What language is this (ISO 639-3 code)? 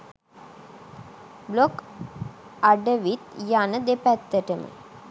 sin